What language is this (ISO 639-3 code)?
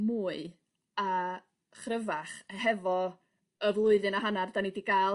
cym